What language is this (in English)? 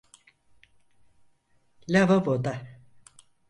Turkish